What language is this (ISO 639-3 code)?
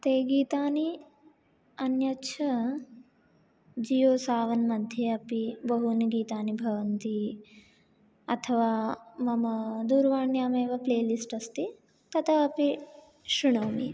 san